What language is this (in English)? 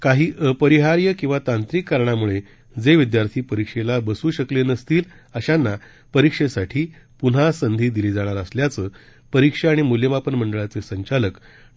Marathi